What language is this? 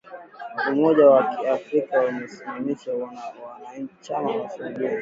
Swahili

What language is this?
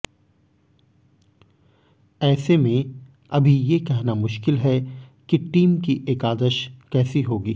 Hindi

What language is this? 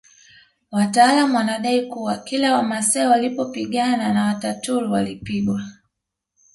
Swahili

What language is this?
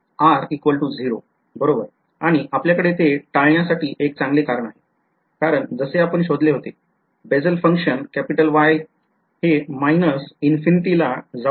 Marathi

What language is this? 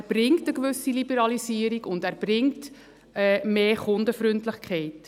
Swiss German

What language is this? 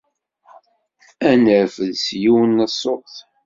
Kabyle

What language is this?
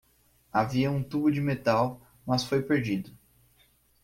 Portuguese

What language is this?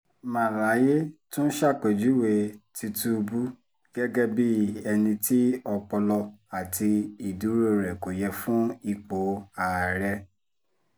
Yoruba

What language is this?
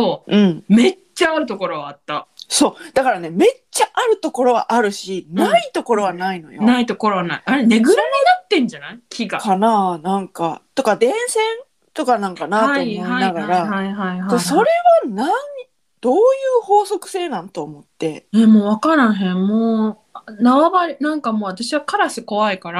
Japanese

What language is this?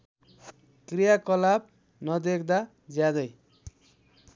Nepali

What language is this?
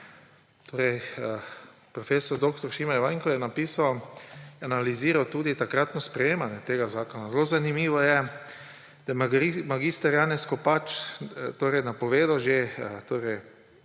Slovenian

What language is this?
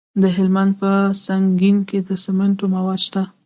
Pashto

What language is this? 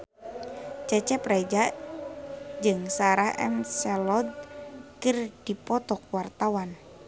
Sundanese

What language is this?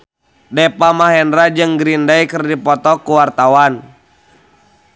Sundanese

